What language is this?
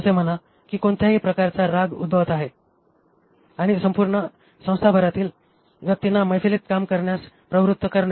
Marathi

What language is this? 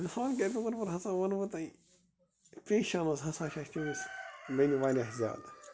Kashmiri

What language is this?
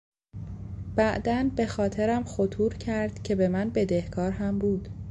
Persian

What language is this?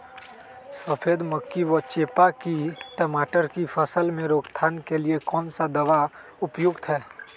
Magahi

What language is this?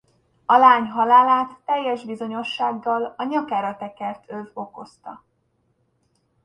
Hungarian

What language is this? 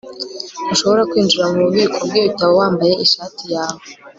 Kinyarwanda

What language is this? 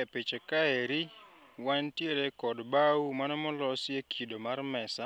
Luo (Kenya and Tanzania)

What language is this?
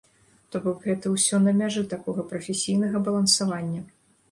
Belarusian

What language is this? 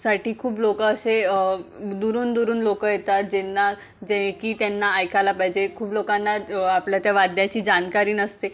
Marathi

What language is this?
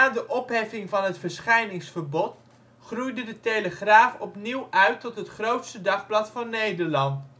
Dutch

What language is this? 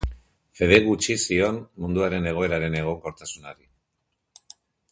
Basque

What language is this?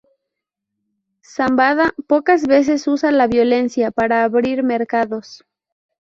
Spanish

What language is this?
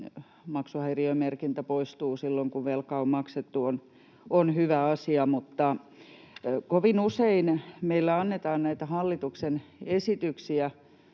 Finnish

